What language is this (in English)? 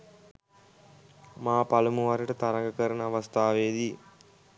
Sinhala